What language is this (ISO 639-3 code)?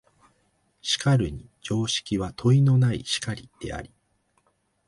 jpn